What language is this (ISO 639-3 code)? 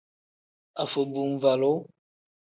kdh